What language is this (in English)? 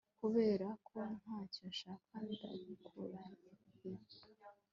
Kinyarwanda